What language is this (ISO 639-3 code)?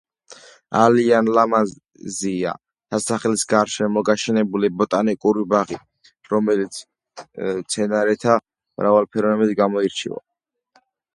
kat